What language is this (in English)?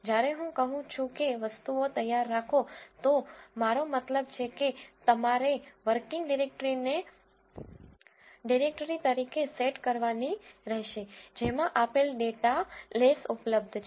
Gujarati